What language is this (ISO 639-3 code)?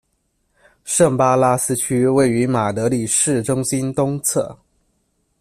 zho